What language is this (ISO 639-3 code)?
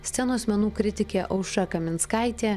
lit